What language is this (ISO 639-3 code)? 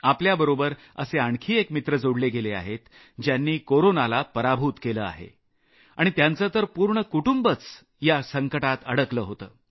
mar